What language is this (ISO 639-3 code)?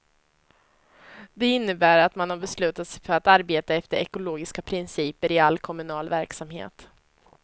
swe